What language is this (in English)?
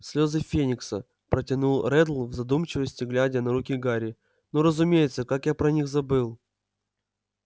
Russian